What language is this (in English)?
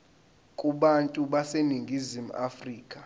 Zulu